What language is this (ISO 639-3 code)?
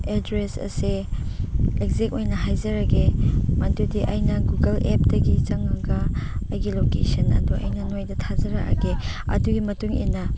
mni